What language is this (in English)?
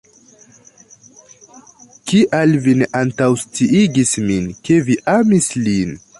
Esperanto